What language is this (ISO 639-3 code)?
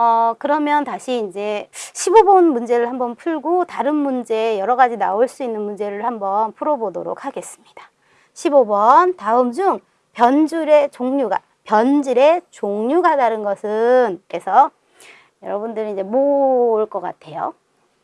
kor